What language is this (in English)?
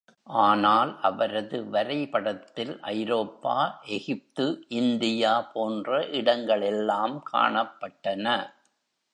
Tamil